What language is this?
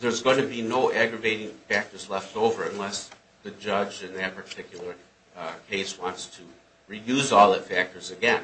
English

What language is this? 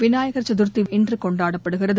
Tamil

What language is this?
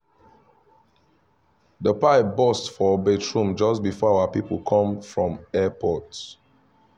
Nigerian Pidgin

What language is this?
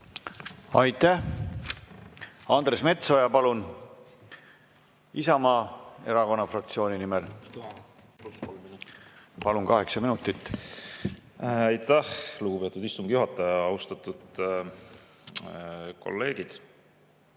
Estonian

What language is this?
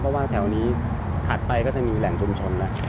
Thai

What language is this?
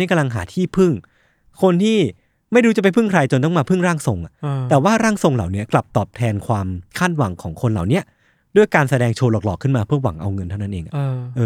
Thai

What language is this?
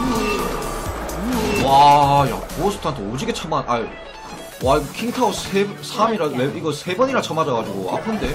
Korean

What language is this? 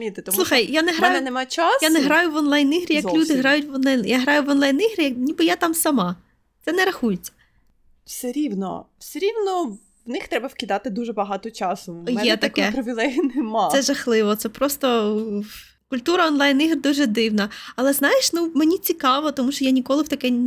Ukrainian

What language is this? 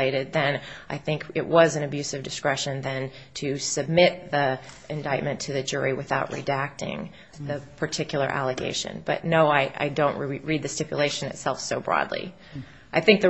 English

